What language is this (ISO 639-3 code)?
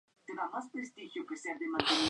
spa